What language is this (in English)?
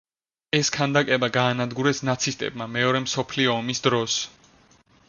Georgian